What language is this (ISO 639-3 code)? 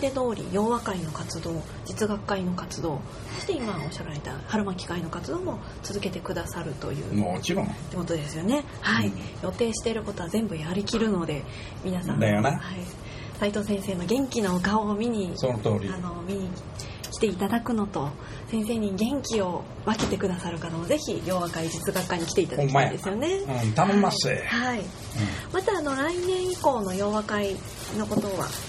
jpn